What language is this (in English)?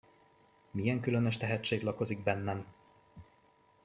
Hungarian